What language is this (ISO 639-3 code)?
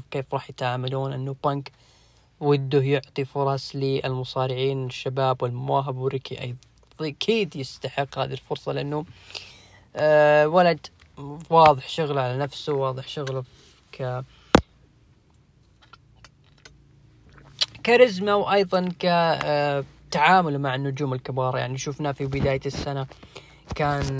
ara